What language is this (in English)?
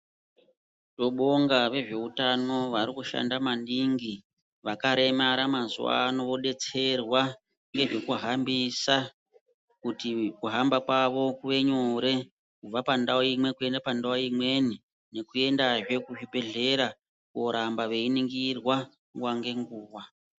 Ndau